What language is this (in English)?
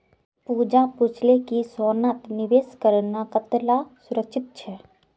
Magahi